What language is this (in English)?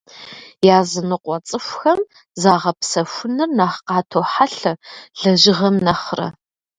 Kabardian